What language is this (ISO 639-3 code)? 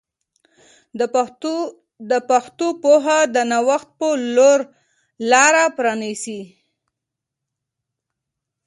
pus